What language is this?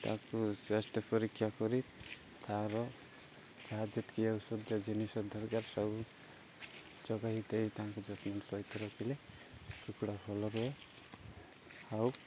Odia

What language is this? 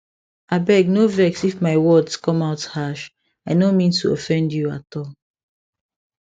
Nigerian Pidgin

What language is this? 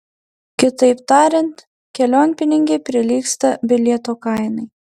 Lithuanian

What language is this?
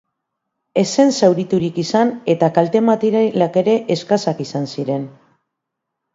Basque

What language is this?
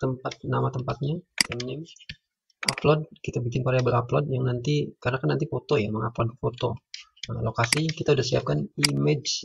Indonesian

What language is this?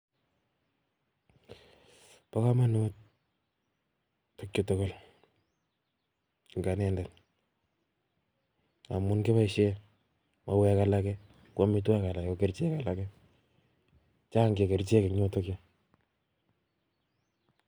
Kalenjin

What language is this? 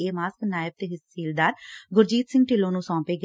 Punjabi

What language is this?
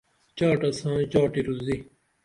Dameli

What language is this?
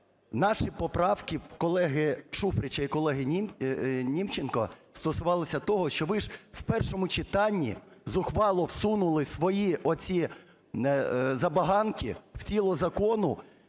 Ukrainian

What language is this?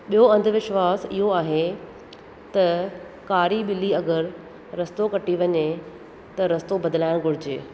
Sindhi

